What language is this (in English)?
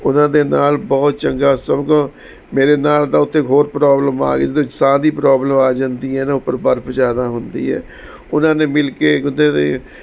Punjabi